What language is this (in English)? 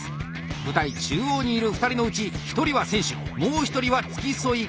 Japanese